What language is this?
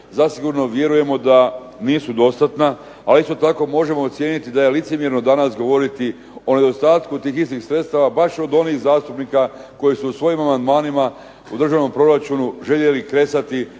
Croatian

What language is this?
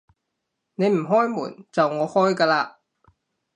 Cantonese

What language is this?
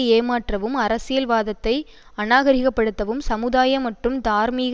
Tamil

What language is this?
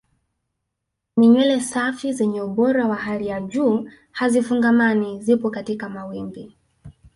Swahili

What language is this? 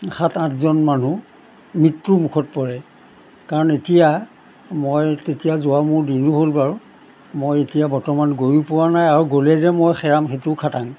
Assamese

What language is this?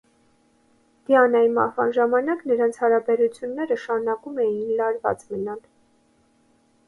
Armenian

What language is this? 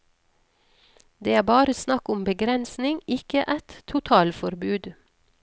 Norwegian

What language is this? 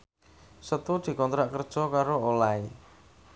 Javanese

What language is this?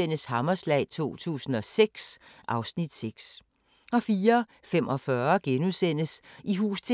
Danish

